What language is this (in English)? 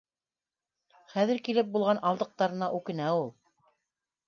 Bashkir